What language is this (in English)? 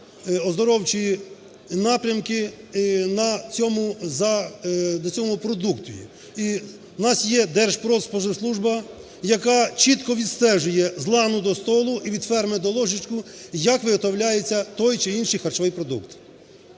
Ukrainian